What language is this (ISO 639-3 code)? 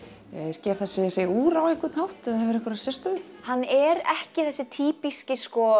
isl